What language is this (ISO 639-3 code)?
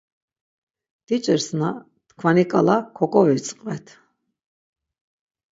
lzz